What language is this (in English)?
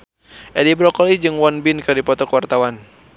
Sundanese